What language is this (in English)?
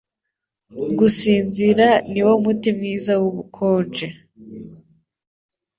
Kinyarwanda